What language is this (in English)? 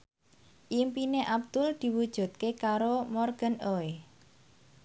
Javanese